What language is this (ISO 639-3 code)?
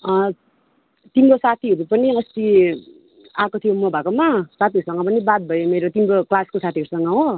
nep